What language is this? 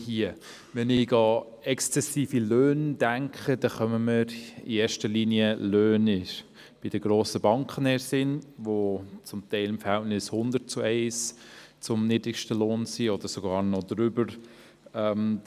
Swiss German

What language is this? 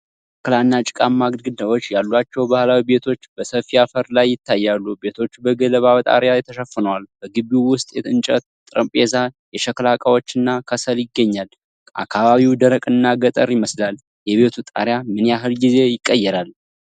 Amharic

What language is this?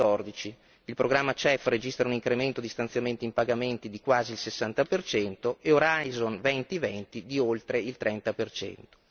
Italian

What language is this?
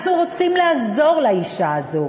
Hebrew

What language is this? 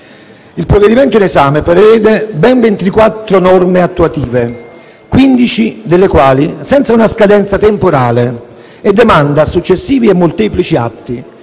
Italian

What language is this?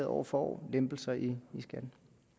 Danish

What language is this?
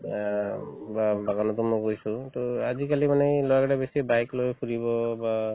Assamese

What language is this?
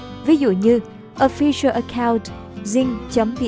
Vietnamese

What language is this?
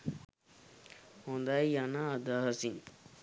Sinhala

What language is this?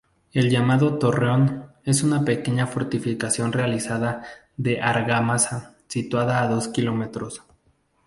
Spanish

